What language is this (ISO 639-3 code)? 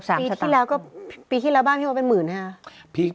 tha